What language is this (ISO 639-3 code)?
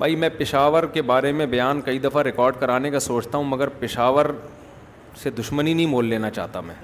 urd